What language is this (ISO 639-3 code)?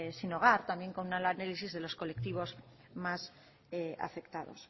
spa